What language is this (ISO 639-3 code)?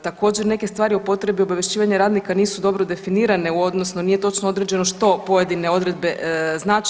hrv